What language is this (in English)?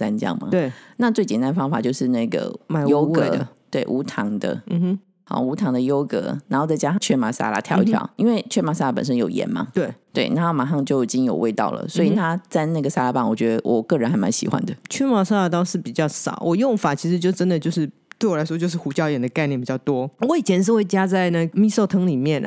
Chinese